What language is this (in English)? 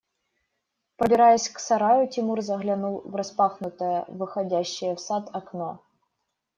Russian